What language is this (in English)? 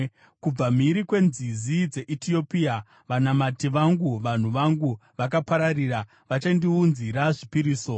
Shona